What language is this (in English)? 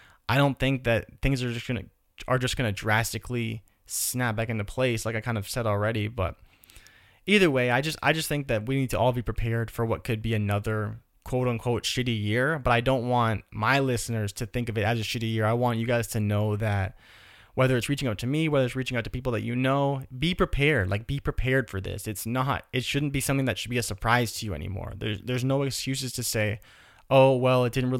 English